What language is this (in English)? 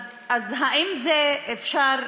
Hebrew